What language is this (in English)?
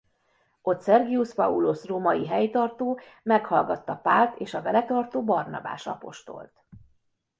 Hungarian